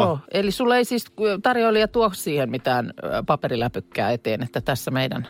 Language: Finnish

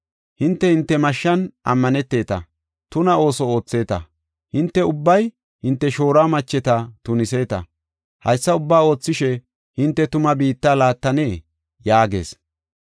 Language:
Gofa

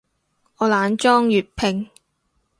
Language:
Cantonese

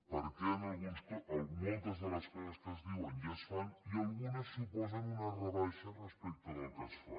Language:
Catalan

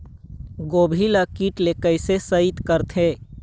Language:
Chhattisgarhi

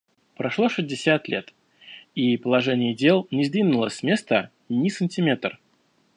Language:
Russian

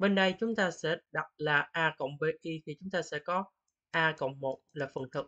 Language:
Vietnamese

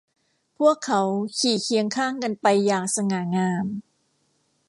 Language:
Thai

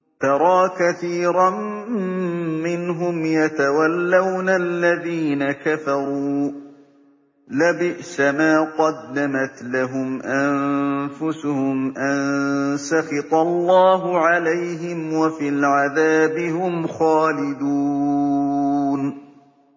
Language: Arabic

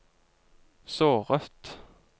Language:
Norwegian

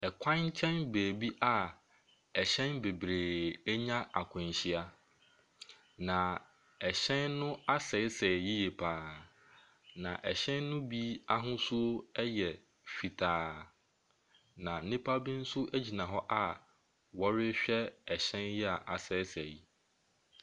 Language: Akan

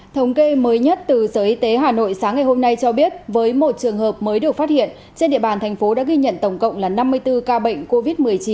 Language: Vietnamese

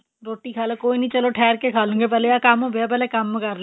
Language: Punjabi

